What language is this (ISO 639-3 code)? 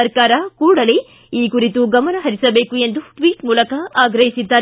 kan